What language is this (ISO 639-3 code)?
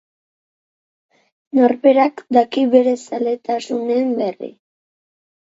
eus